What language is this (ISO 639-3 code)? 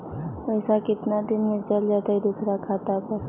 mag